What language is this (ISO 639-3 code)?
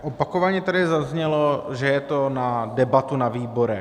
ces